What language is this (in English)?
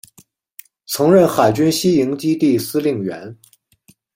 Chinese